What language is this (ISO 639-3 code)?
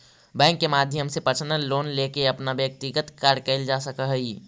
mag